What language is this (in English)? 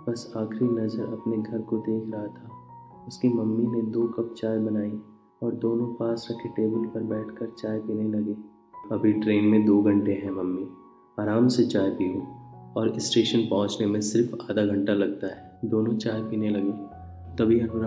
Hindi